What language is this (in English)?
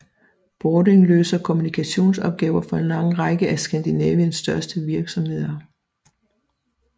Danish